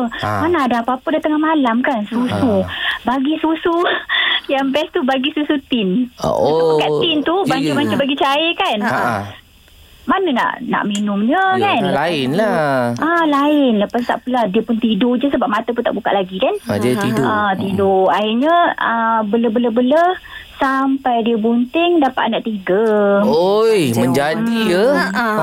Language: Malay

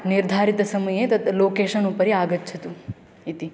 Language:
Sanskrit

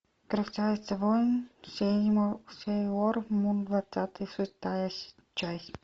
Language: Russian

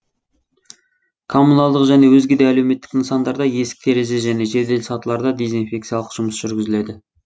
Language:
Kazakh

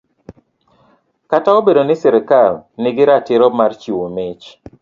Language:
Luo (Kenya and Tanzania)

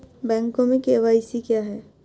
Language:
Hindi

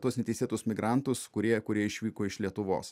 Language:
Lithuanian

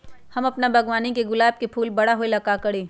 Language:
Magahi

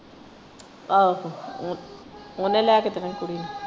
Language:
Punjabi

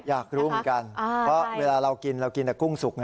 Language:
Thai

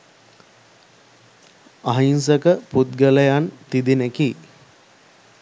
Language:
Sinhala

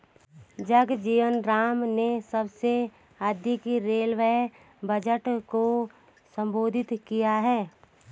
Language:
Hindi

